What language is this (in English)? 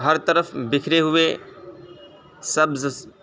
Urdu